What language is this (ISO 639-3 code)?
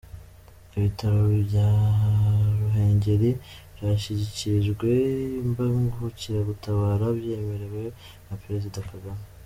kin